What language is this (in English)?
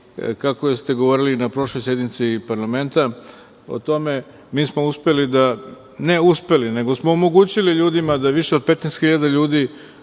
Serbian